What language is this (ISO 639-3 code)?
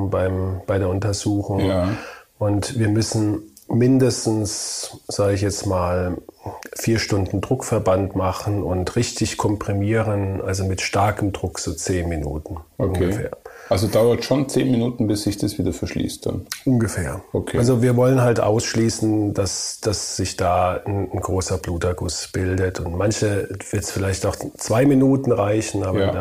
deu